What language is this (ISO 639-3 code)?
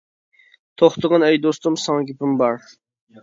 uig